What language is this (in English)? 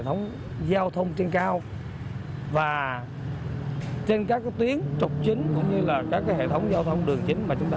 Vietnamese